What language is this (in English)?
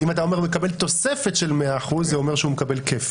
Hebrew